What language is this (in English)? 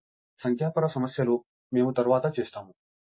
Telugu